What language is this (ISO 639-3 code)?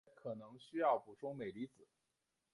zho